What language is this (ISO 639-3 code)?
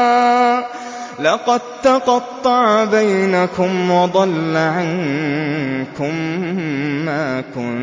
ara